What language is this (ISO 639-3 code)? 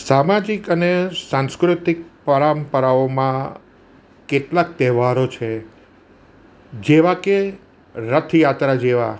guj